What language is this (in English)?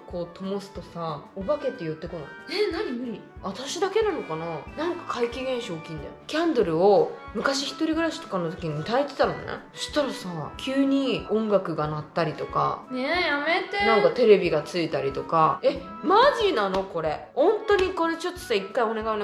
Japanese